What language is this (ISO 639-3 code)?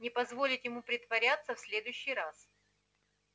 rus